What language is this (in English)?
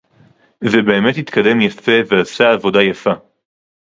Hebrew